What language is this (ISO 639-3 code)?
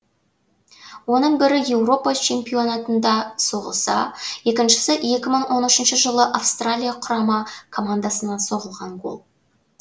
kaz